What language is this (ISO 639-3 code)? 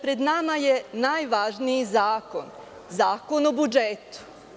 srp